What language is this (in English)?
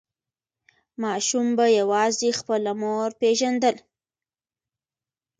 Pashto